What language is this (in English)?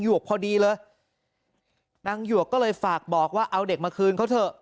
Thai